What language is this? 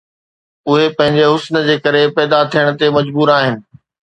Sindhi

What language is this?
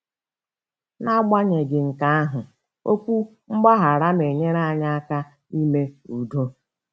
Igbo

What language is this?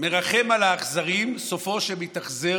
Hebrew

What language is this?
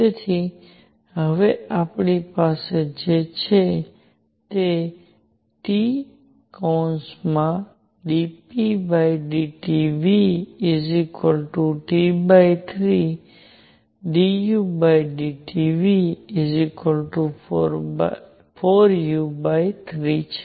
Gujarati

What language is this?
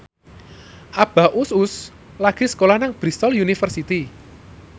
Javanese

